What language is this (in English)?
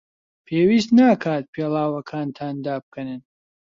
Central Kurdish